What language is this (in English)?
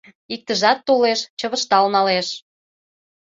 Mari